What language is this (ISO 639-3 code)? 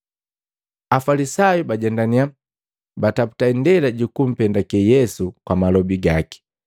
mgv